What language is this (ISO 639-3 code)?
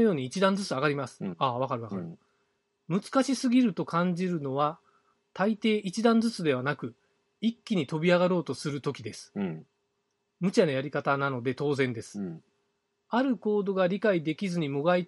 jpn